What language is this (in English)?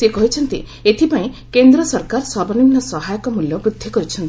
Odia